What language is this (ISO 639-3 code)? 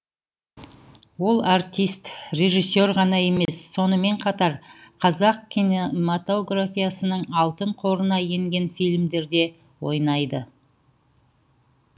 kaz